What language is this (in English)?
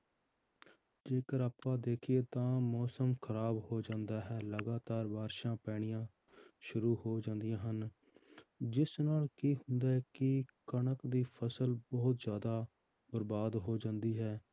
Punjabi